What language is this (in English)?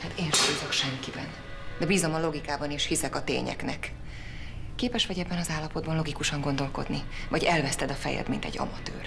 Hungarian